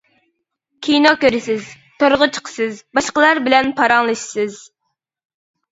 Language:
Uyghur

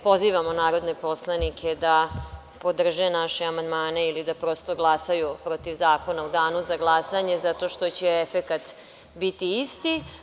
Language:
Serbian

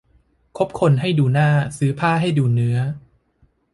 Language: Thai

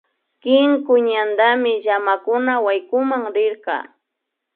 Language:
Imbabura Highland Quichua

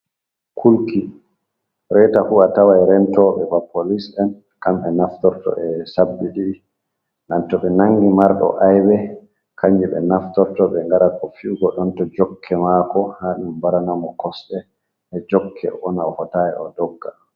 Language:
Fula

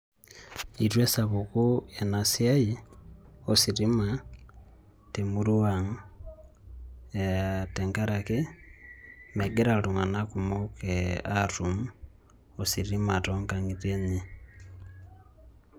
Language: Masai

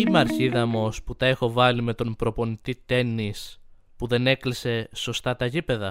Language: Greek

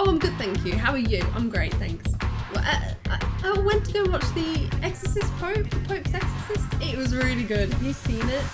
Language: English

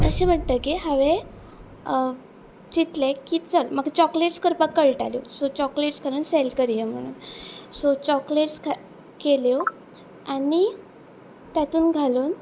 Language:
Konkani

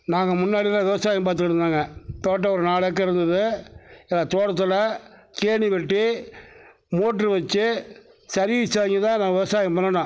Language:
Tamil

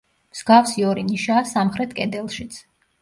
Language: Georgian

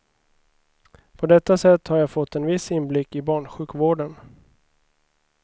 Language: Swedish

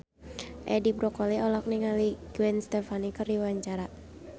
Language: Sundanese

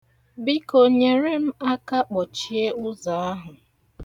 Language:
Igbo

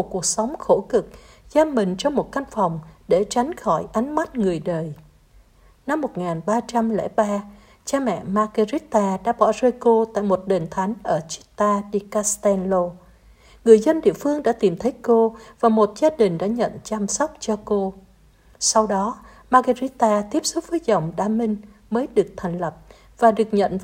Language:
Vietnamese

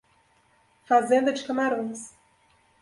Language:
Portuguese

